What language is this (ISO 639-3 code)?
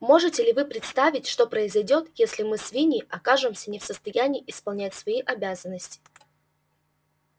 rus